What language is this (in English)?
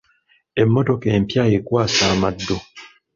Ganda